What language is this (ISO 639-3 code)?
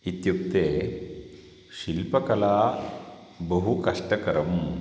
san